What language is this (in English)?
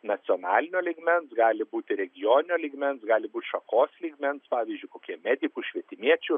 Lithuanian